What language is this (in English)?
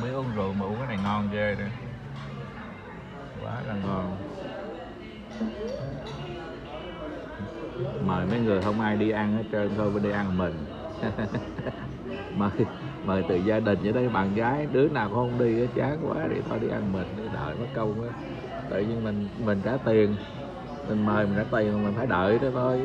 Vietnamese